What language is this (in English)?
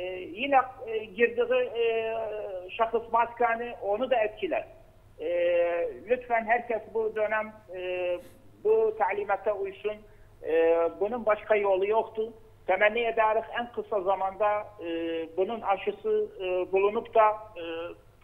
Turkish